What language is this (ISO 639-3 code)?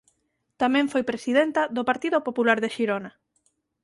glg